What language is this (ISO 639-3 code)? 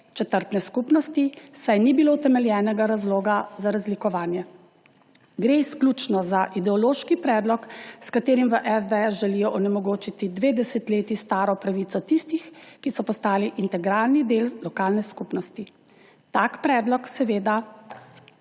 slv